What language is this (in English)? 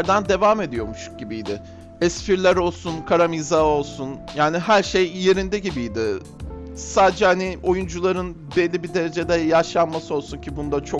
Turkish